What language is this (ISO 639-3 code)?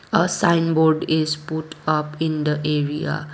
eng